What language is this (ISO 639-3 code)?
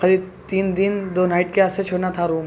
urd